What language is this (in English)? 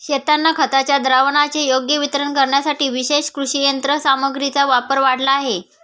Marathi